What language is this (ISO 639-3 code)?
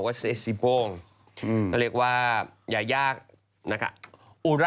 tha